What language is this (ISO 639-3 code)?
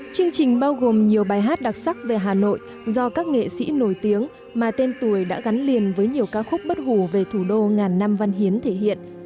vie